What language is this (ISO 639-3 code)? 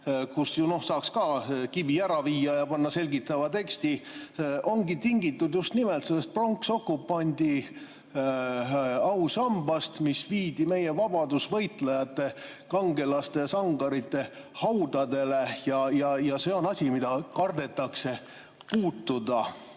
est